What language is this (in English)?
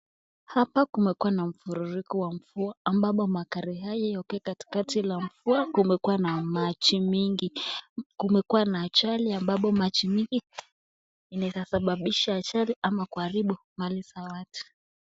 Swahili